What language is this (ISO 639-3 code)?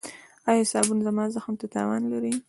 pus